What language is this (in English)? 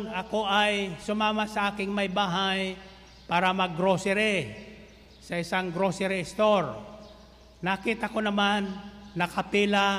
Filipino